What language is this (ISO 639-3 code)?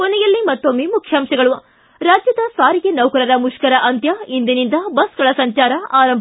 kan